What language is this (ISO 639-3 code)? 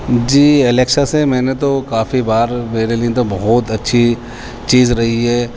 urd